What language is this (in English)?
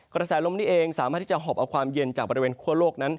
Thai